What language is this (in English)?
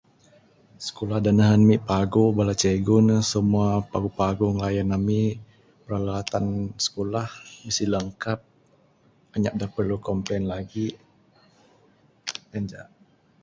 Bukar-Sadung Bidayuh